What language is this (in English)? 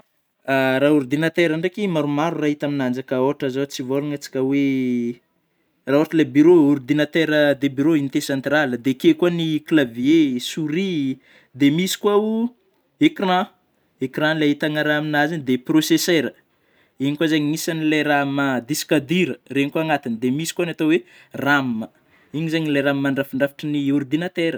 Northern Betsimisaraka Malagasy